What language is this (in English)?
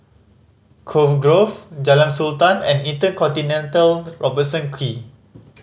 English